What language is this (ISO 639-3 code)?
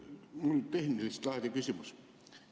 est